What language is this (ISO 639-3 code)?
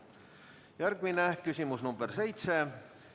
est